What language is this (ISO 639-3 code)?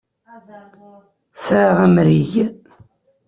kab